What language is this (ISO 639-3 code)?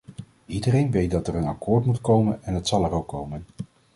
nld